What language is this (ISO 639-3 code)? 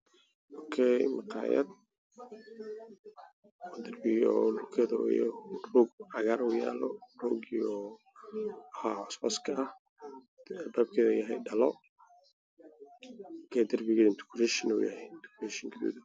som